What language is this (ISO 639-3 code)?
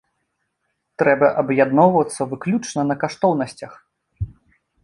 bel